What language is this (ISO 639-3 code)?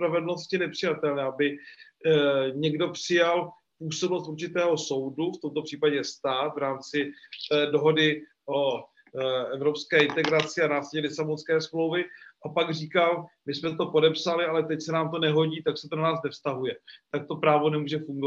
ces